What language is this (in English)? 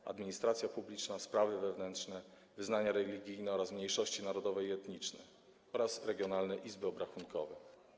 Polish